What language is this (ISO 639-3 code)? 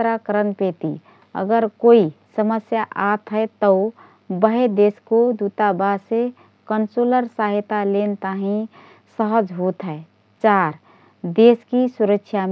thr